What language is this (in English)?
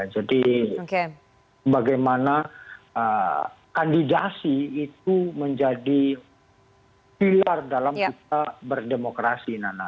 Indonesian